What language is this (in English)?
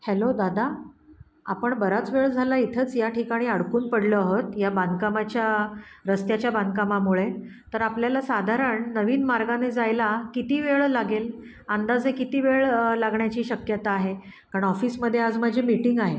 Marathi